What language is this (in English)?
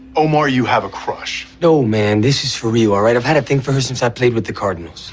English